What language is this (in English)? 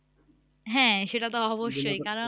Bangla